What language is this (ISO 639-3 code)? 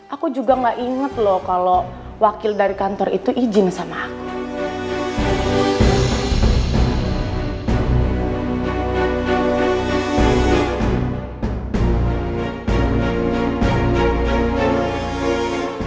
ind